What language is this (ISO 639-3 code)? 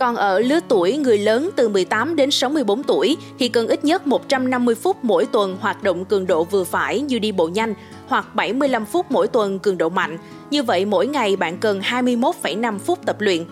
vie